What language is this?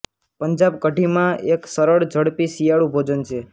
Gujarati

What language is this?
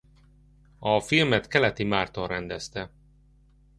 Hungarian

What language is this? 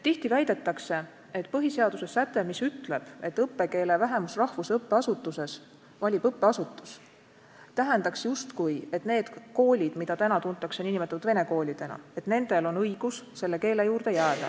Estonian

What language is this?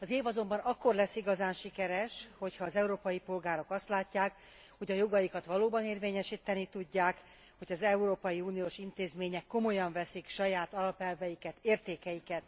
Hungarian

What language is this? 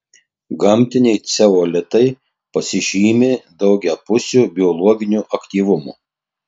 Lithuanian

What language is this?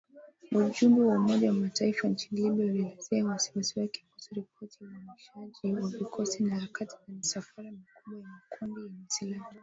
Swahili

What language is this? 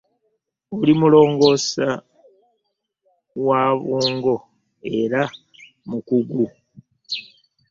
Ganda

